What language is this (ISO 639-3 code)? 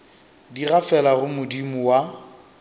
nso